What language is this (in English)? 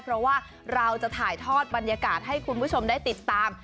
Thai